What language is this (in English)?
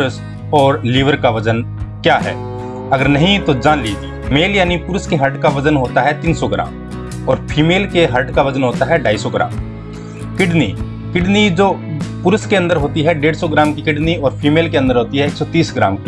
Hindi